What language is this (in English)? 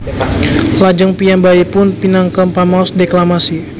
Javanese